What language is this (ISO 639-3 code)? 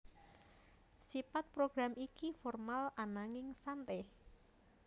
jav